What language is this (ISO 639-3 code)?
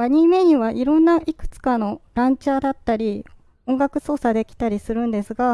jpn